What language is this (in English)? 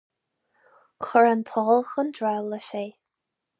Irish